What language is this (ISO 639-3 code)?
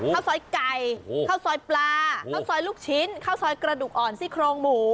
tha